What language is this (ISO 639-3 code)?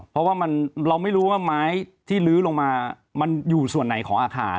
tha